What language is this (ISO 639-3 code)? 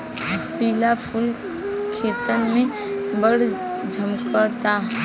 bho